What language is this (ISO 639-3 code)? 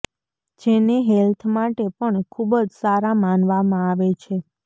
guj